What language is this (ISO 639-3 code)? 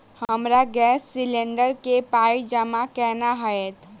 mai